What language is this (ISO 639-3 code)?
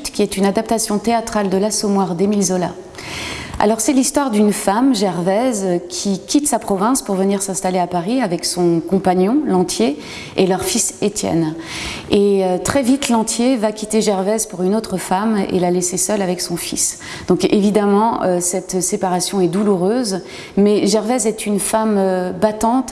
fra